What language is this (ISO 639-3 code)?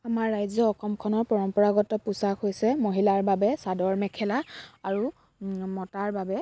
asm